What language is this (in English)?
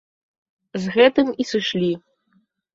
Belarusian